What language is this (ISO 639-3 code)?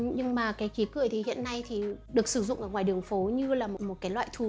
vie